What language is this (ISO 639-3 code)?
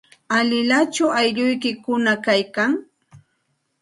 qxt